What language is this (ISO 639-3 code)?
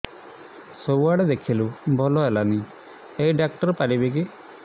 ori